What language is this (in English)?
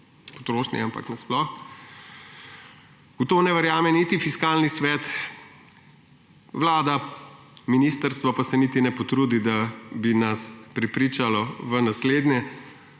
Slovenian